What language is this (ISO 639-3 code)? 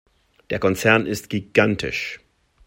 deu